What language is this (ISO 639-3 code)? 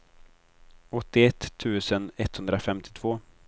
swe